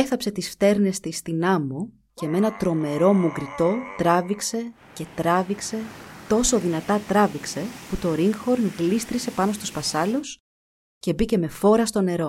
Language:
Greek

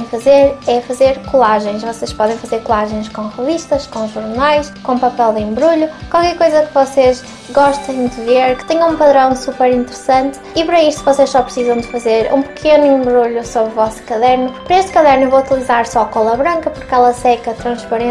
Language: Portuguese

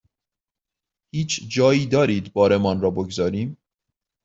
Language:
Persian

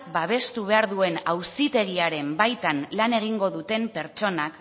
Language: Basque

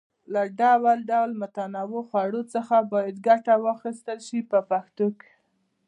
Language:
Pashto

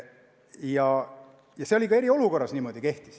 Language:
Estonian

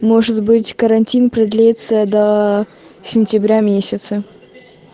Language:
Russian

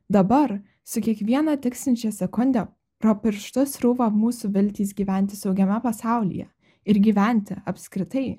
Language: Lithuanian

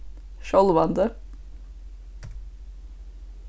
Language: Faroese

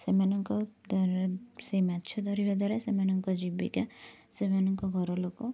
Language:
Odia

